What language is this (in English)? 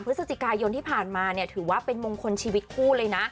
Thai